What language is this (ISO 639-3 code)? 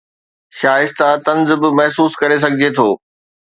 snd